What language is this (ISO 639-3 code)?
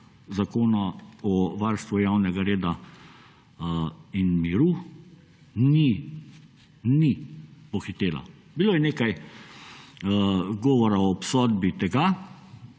slv